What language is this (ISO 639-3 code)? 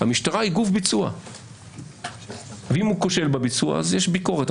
heb